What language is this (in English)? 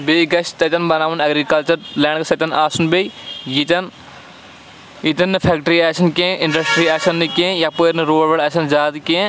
Kashmiri